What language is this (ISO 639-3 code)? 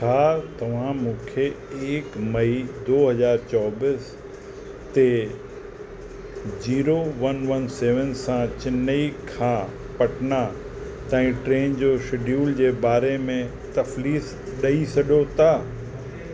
snd